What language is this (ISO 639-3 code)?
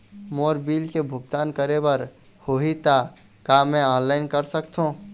hne